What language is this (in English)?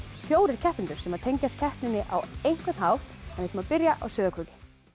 Icelandic